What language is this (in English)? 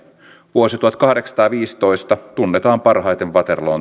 Finnish